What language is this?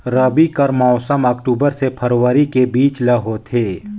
Chhattisgarhi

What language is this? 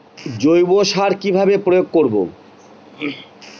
Bangla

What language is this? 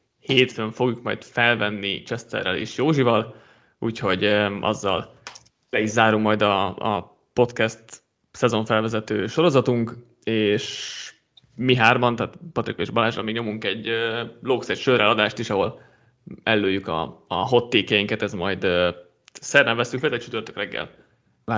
Hungarian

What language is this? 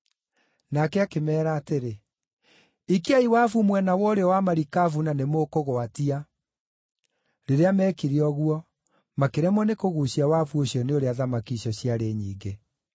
Kikuyu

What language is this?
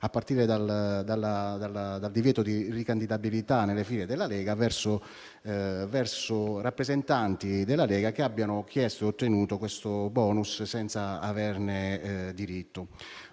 Italian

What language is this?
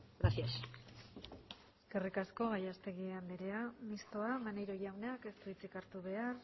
Basque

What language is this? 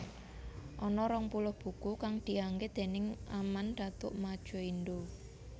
Javanese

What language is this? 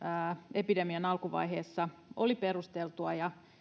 Finnish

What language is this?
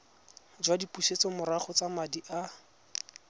Tswana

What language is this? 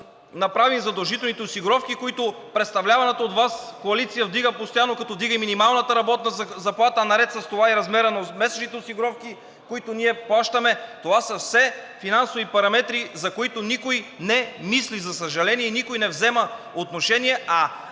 Bulgarian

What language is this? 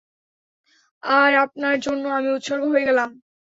Bangla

